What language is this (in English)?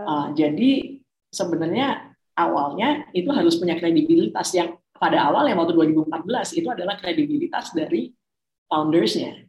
Indonesian